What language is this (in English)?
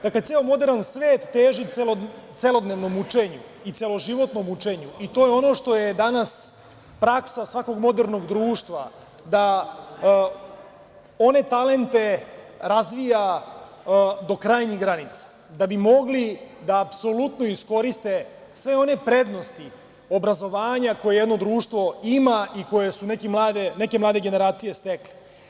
Serbian